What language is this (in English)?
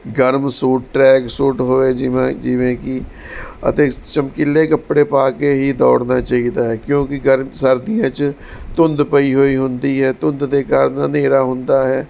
Punjabi